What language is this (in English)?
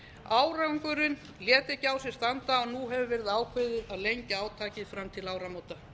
Icelandic